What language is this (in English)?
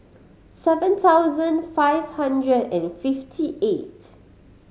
English